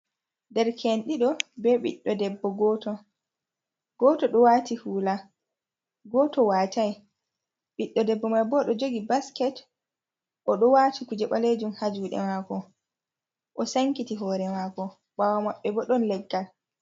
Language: Fula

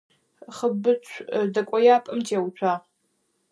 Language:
Adyghe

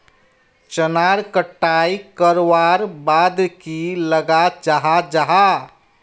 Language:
Magahi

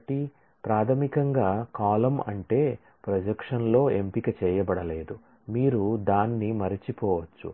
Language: Telugu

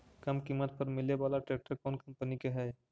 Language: Magahi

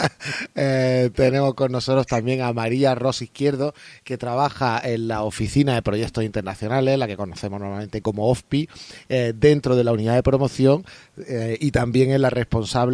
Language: Spanish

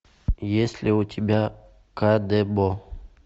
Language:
Russian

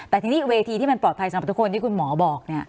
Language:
Thai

